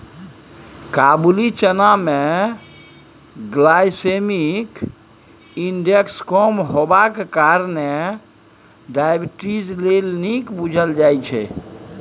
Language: Maithili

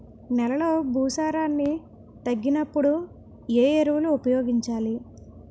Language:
Telugu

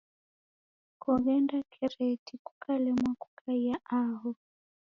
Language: Taita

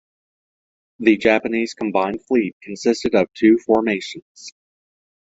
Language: English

